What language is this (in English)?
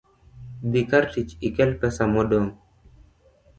Luo (Kenya and Tanzania)